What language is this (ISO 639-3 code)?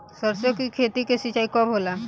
bho